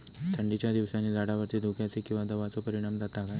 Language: Marathi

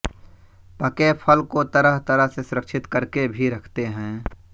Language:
Hindi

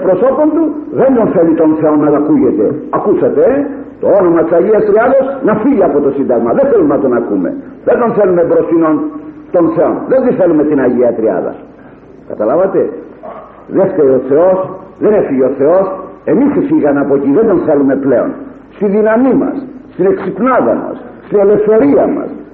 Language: Greek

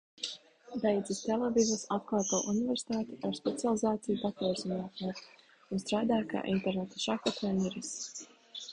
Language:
Latvian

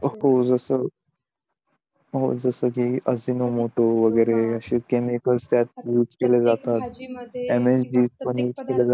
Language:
Marathi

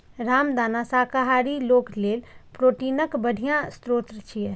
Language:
Maithili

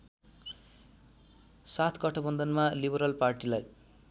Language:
Nepali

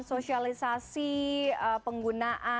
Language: Indonesian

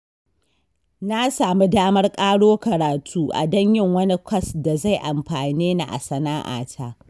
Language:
Hausa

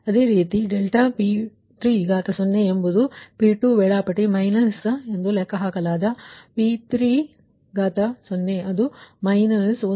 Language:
Kannada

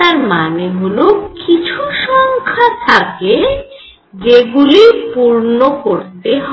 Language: Bangla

